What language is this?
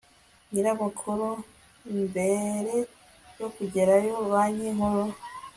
Kinyarwanda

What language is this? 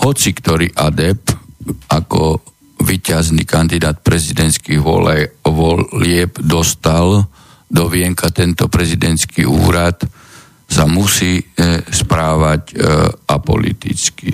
Slovak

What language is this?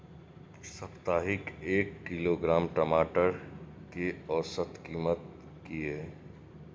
Maithili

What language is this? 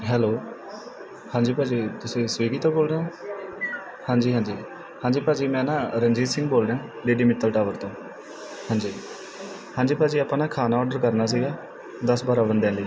Punjabi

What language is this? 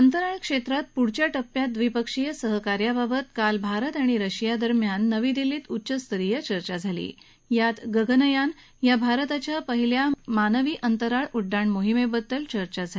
Marathi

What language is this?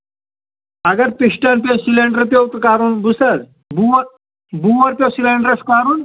Kashmiri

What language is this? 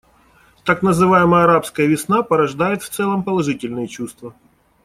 Russian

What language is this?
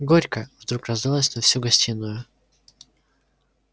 Russian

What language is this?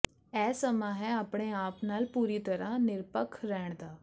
Punjabi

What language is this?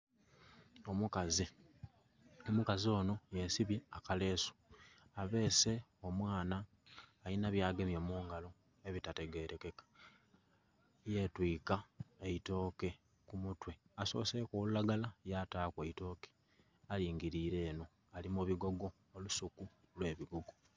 Soga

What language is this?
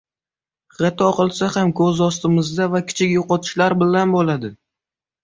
Uzbek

